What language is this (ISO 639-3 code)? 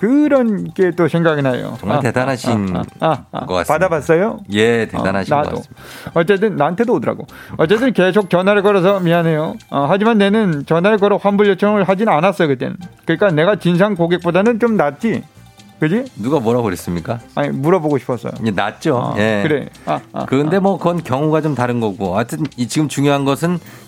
kor